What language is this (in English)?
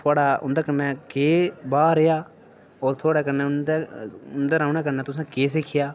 Dogri